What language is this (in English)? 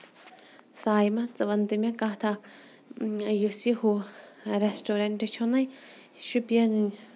Kashmiri